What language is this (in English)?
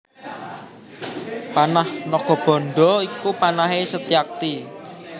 Javanese